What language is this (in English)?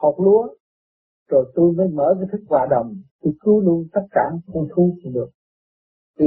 Vietnamese